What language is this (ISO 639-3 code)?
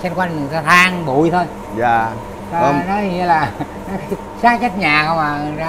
vie